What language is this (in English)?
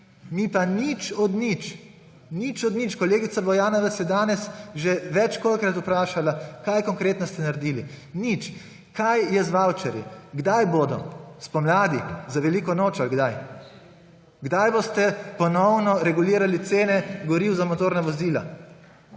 Slovenian